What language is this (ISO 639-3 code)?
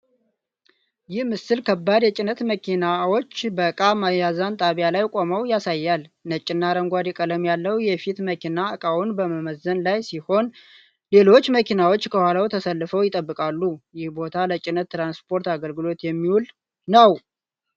amh